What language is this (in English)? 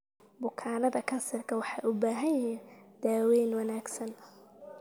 Somali